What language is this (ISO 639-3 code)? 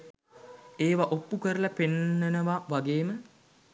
sin